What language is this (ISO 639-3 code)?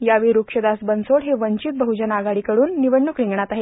mar